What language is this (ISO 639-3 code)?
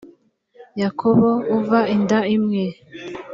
kin